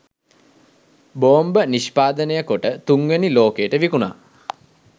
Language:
Sinhala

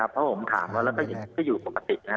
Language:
Thai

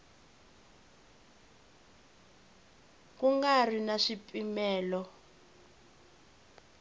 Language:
Tsonga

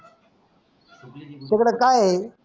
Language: Marathi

